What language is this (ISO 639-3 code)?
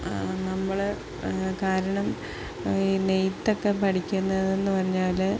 mal